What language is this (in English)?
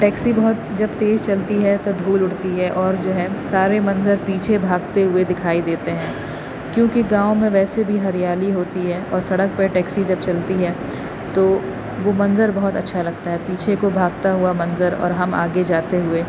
Urdu